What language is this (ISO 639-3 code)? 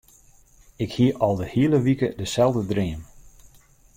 fry